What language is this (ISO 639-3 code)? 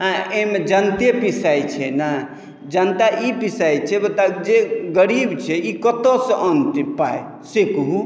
mai